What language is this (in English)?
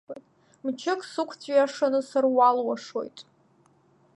Abkhazian